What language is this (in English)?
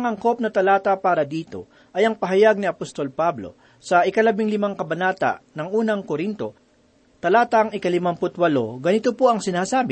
Filipino